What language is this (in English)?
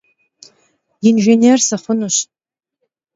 Kabardian